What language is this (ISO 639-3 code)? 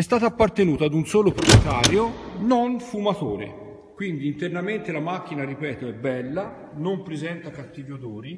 ita